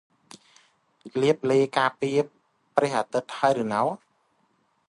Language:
Khmer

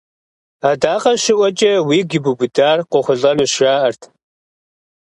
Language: Kabardian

